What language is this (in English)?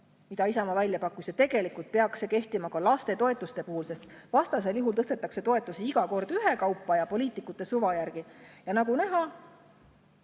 Estonian